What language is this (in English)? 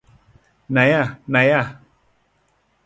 Thai